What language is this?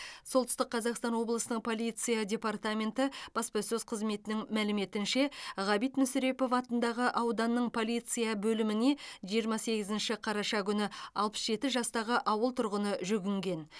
Kazakh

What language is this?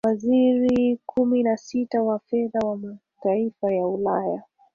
Swahili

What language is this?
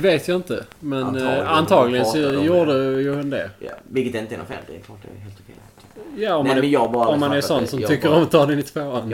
Swedish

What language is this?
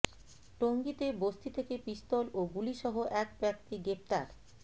Bangla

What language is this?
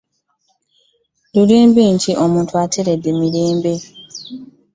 Ganda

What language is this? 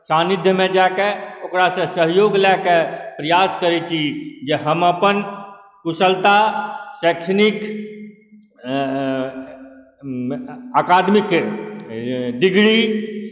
Maithili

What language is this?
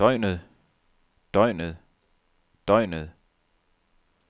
Danish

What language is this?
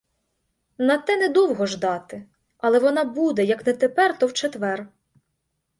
Ukrainian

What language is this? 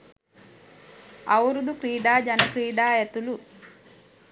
Sinhala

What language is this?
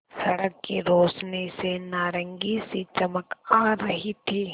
Hindi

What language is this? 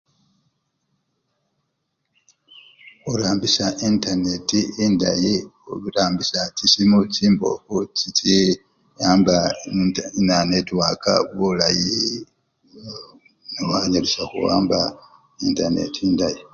Luyia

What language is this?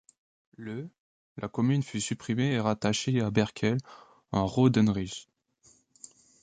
French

